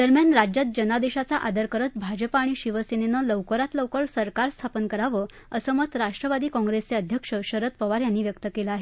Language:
Marathi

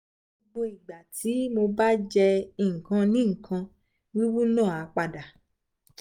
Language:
Yoruba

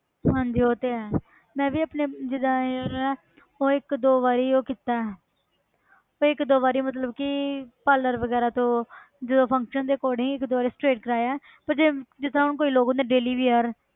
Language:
Punjabi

